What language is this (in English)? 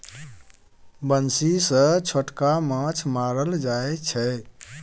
Maithili